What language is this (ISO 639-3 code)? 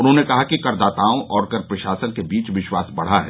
hin